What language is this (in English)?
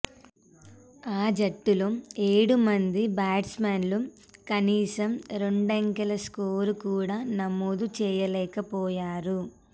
Telugu